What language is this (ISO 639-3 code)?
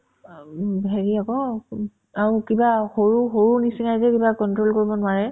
asm